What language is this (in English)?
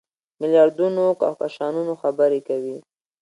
Pashto